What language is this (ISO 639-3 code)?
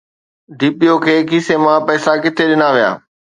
snd